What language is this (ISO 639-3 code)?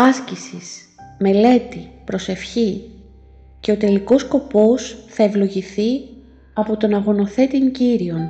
ell